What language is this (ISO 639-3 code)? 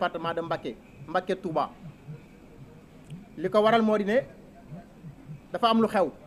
fra